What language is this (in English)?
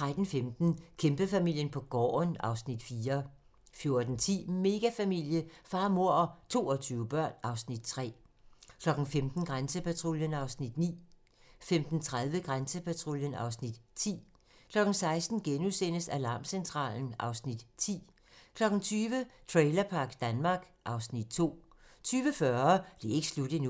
Danish